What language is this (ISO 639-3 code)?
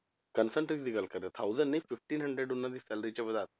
pan